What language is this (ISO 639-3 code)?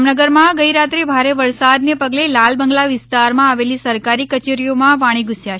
guj